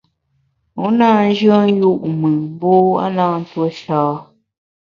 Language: Bamun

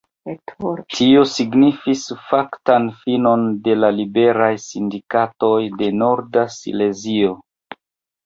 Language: Esperanto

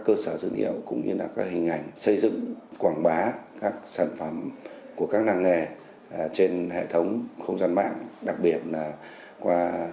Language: Vietnamese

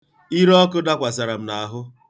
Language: Igbo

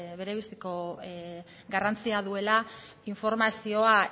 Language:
Basque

